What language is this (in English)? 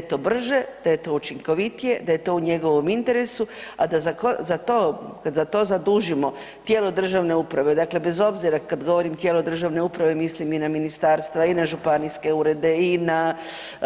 Croatian